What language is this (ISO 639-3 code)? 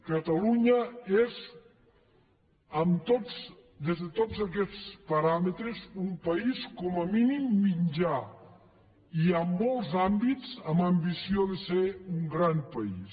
cat